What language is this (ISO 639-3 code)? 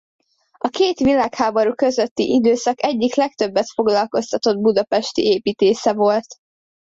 hun